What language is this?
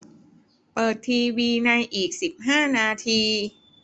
Thai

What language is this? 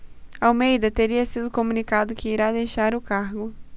Portuguese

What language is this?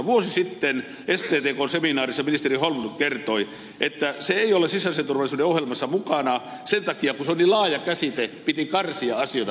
Finnish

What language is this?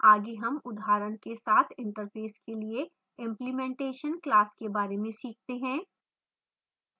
Hindi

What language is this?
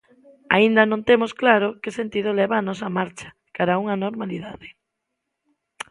Galician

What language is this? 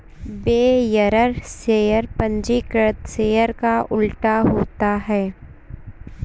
Hindi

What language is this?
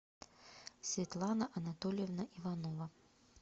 Russian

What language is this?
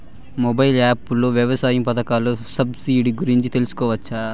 Telugu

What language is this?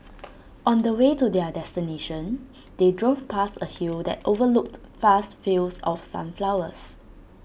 English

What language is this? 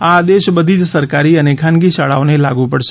Gujarati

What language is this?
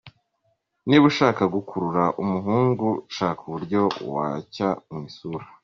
Kinyarwanda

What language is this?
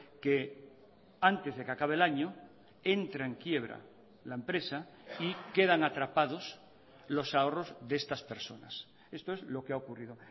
Spanish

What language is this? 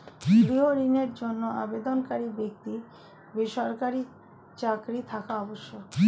Bangla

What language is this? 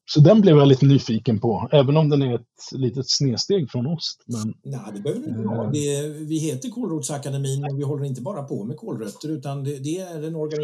Swedish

